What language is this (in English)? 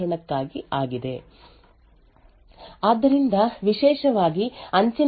Kannada